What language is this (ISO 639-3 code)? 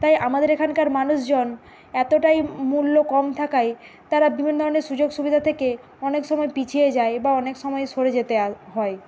ben